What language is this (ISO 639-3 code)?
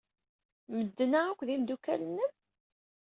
kab